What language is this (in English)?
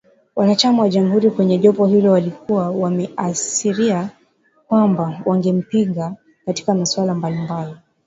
Swahili